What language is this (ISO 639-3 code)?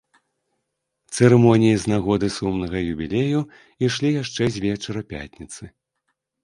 bel